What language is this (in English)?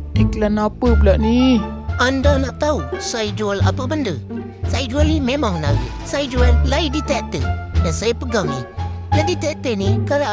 Malay